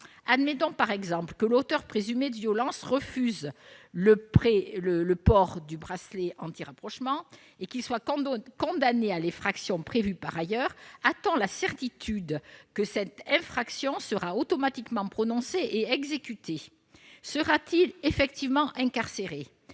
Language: French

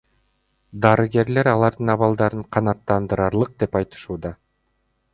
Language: Kyrgyz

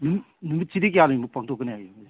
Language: Manipuri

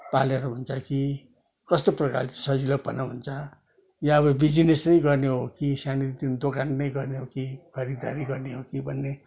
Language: Nepali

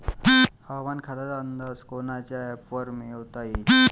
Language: Marathi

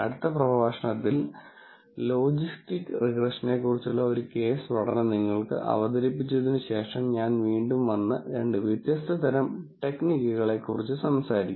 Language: Malayalam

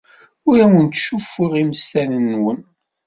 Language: Kabyle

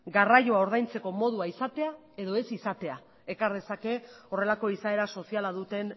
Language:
Basque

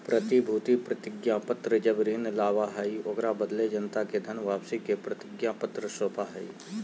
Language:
Magahi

